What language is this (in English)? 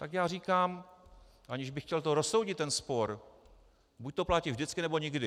Czech